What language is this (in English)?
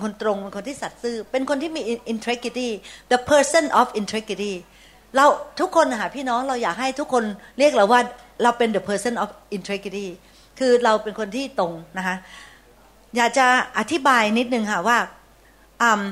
Thai